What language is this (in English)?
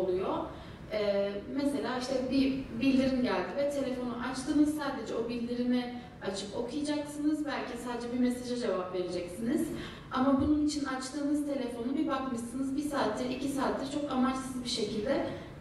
Turkish